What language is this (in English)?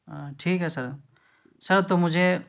Urdu